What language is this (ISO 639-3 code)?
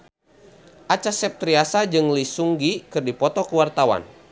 sun